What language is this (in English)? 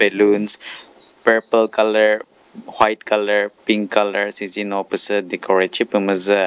Chokri Naga